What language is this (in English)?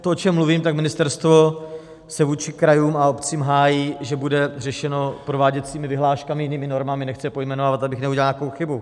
Czech